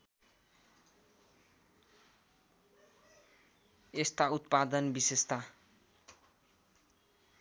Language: Nepali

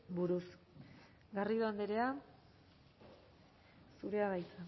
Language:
Basque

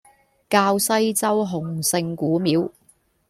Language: Cantonese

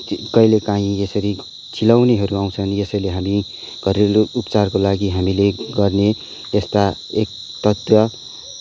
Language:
Nepali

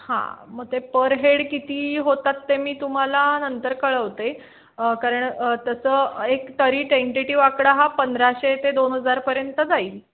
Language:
Marathi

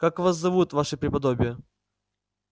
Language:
Russian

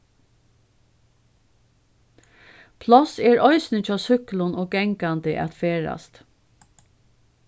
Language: Faroese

